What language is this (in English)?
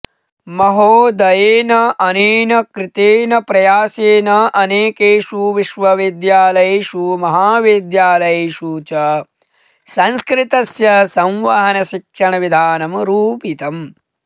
Sanskrit